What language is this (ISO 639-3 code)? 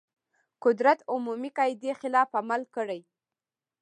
pus